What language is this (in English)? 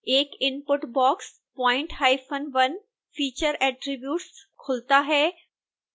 Hindi